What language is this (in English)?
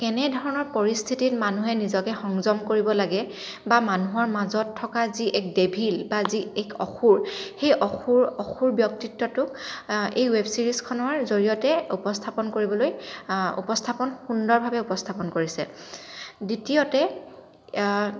Assamese